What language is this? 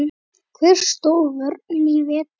Icelandic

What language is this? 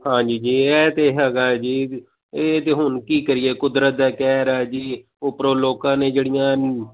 Punjabi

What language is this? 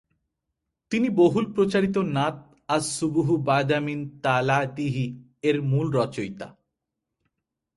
Bangla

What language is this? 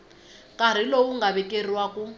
Tsonga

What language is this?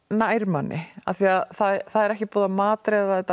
Icelandic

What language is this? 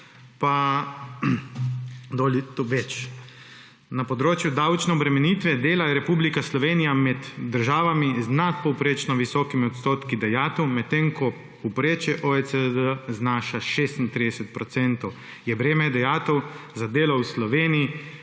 Slovenian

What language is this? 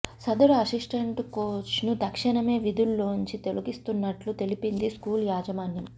Telugu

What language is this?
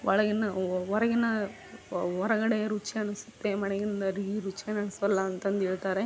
Kannada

